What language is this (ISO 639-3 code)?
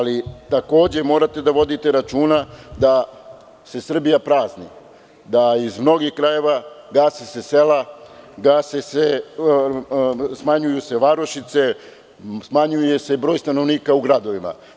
srp